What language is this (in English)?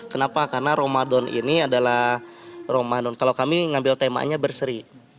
Indonesian